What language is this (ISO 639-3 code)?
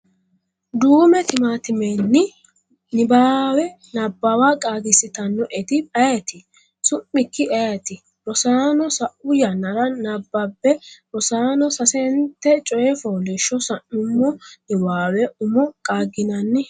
sid